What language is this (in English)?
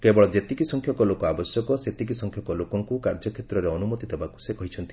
Odia